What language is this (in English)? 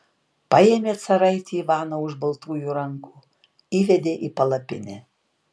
Lithuanian